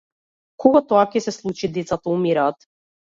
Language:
Macedonian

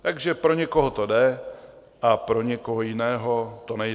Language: Czech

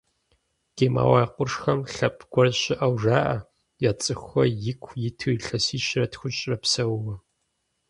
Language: Kabardian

